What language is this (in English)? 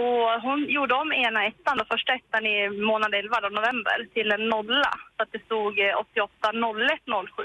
Swedish